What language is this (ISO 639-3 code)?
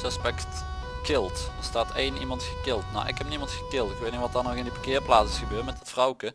nld